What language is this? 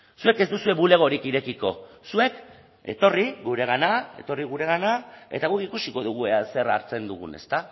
Basque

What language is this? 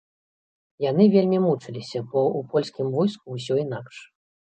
Belarusian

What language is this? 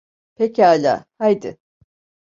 Turkish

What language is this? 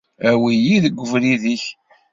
Kabyle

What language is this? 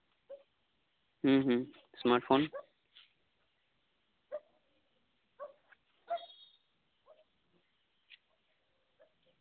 Santali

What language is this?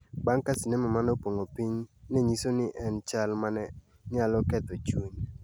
Luo (Kenya and Tanzania)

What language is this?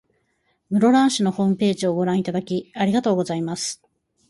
Japanese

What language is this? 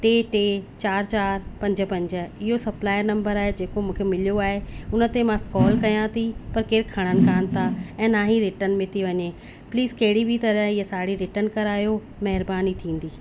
Sindhi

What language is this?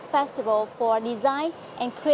Vietnamese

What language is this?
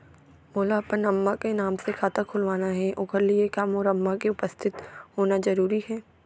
Chhattisgarhi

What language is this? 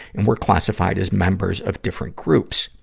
English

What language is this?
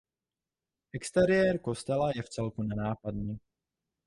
Czech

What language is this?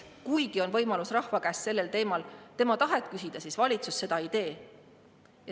Estonian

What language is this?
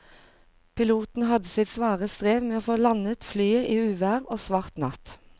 Norwegian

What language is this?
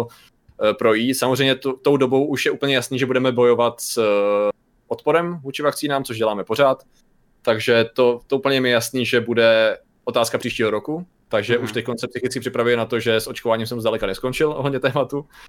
Czech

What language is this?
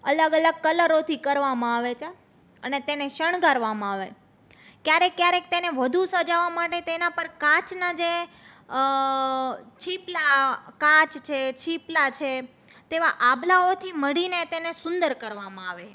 Gujarati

